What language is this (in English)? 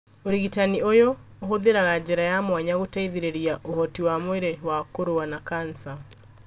Kikuyu